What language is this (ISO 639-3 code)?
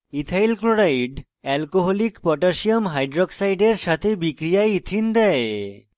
ben